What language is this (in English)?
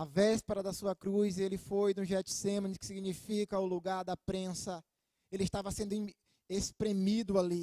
Portuguese